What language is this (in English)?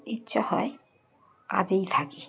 Bangla